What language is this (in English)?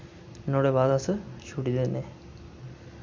Dogri